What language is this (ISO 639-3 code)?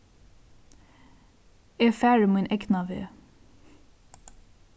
fao